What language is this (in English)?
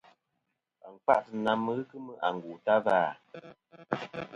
Kom